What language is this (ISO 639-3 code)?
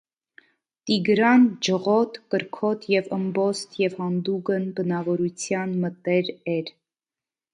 hye